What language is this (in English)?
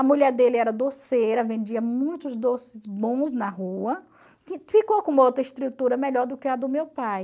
Portuguese